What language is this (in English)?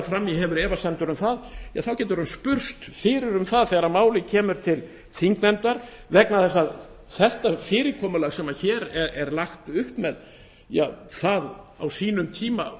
Icelandic